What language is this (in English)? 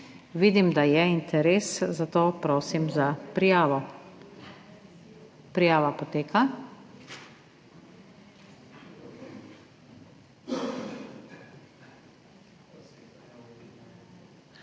Slovenian